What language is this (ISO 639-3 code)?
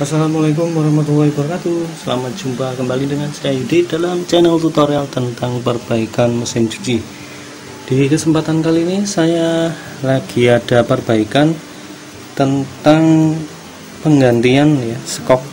ind